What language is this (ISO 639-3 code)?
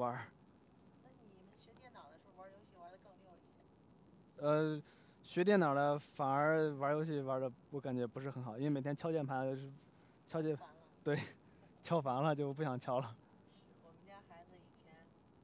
zho